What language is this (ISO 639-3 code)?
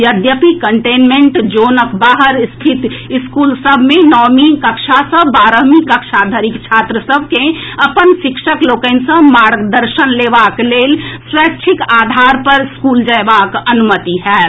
mai